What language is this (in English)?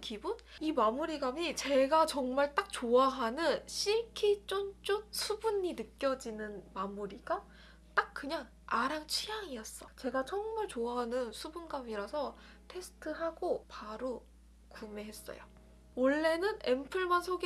Korean